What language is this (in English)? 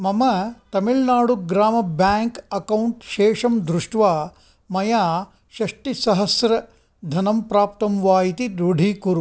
Sanskrit